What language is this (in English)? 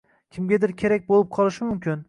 Uzbek